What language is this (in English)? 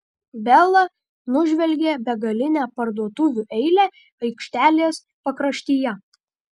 Lithuanian